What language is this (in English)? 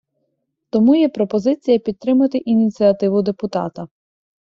Ukrainian